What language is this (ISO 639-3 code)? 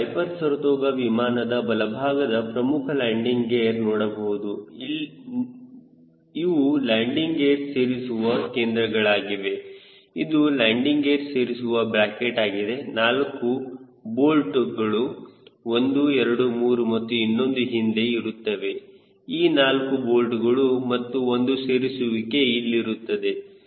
kan